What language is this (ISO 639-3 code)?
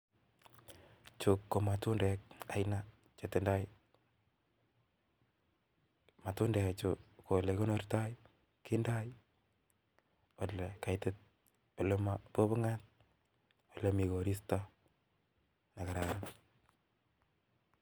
kln